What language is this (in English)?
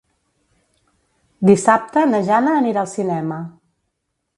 Catalan